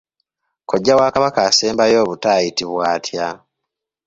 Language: Ganda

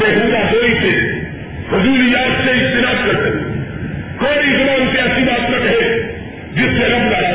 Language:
Urdu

